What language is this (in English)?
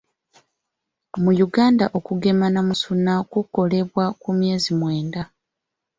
Ganda